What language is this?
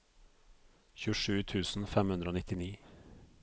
Norwegian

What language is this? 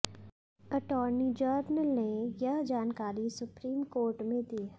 Hindi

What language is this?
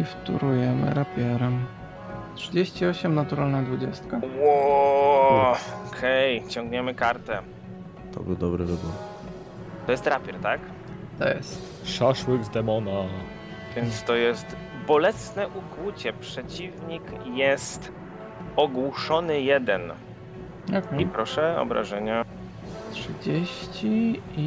Polish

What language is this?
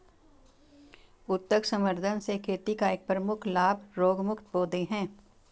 Hindi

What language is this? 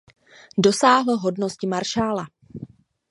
Czech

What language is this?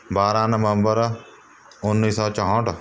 Punjabi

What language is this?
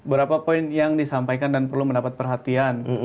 Indonesian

